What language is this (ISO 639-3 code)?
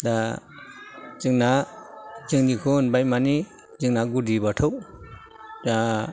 brx